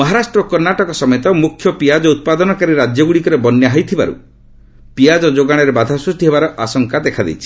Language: Odia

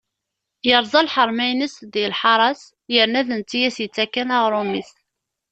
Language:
Kabyle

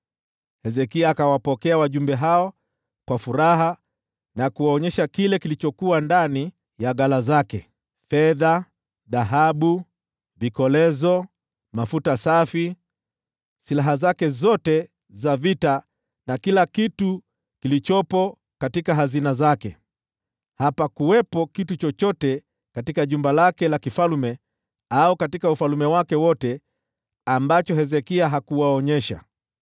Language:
Swahili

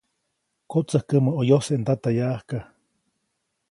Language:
Copainalá Zoque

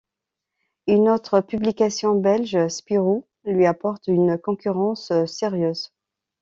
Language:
French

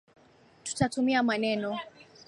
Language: Swahili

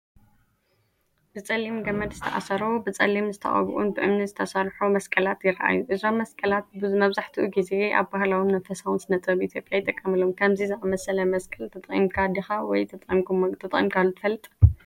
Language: Tigrinya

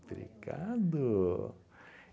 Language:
Portuguese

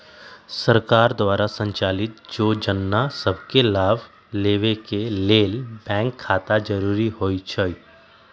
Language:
Magahi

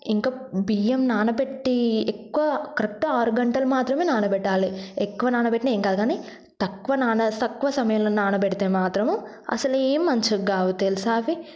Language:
Telugu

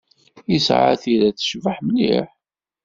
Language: Kabyle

